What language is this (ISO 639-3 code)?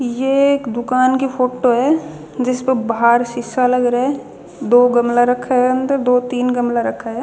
bgc